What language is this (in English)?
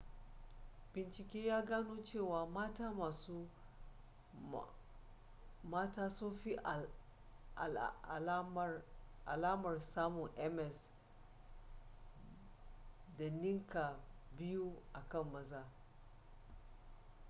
Hausa